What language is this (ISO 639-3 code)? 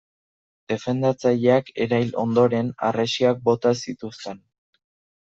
eus